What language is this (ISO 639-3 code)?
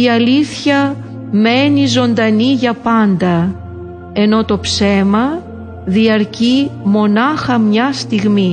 ell